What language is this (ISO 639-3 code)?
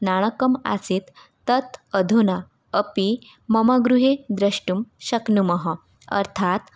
san